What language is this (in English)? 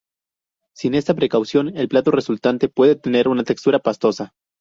Spanish